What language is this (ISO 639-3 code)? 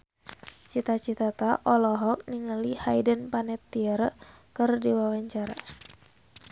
sun